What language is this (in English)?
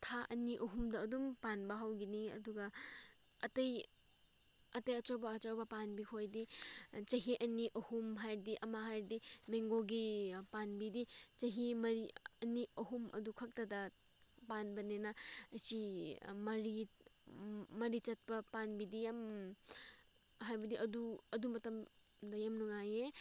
Manipuri